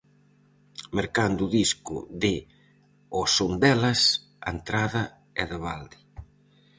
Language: Galician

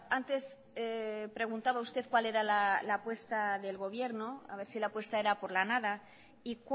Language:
Spanish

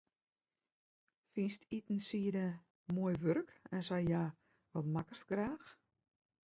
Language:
Western Frisian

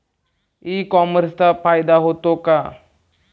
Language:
Marathi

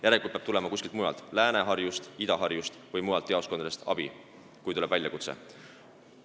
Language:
Estonian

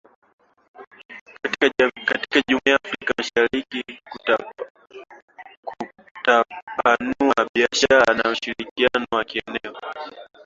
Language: Swahili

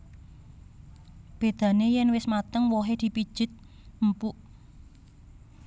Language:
Javanese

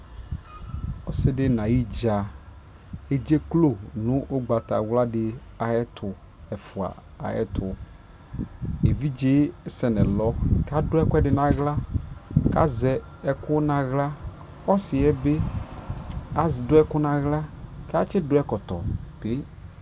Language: Ikposo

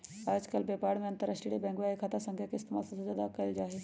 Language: Magahi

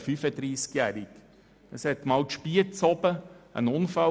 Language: Swiss German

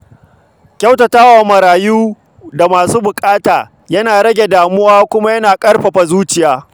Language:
Hausa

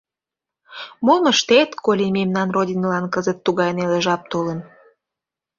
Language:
Mari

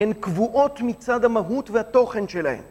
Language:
Hebrew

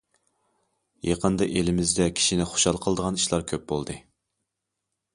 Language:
Uyghur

